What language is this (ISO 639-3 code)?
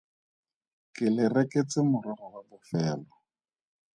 tsn